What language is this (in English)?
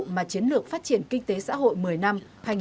Vietnamese